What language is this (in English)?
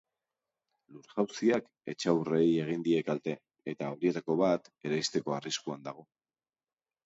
Basque